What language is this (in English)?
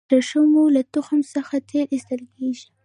Pashto